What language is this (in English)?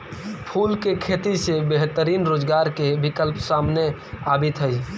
Magahi